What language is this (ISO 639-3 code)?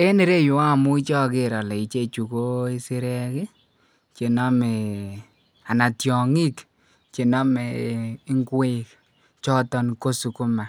kln